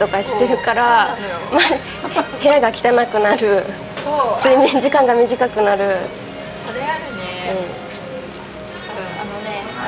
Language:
Japanese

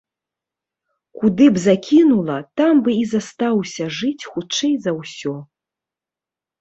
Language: Belarusian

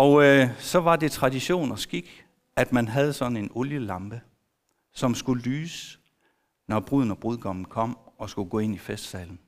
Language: Danish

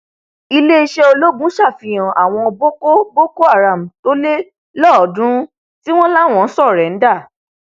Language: Yoruba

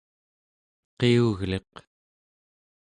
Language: Central Yupik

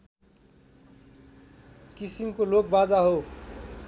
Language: Nepali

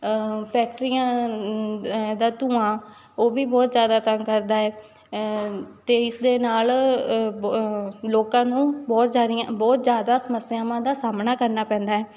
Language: Punjabi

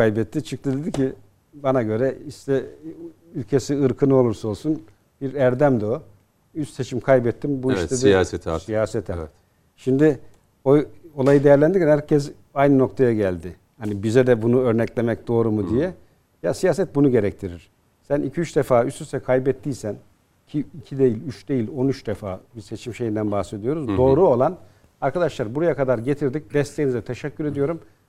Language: Turkish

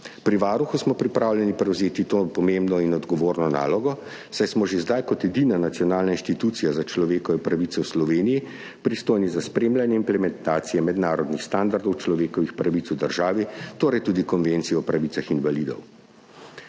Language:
Slovenian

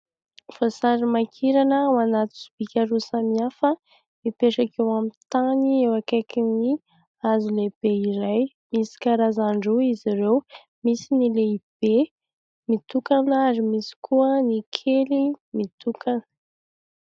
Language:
Malagasy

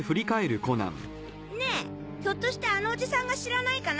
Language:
Japanese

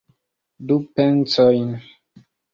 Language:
Esperanto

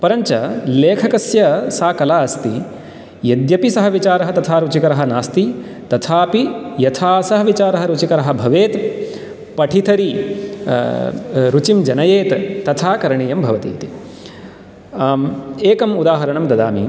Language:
Sanskrit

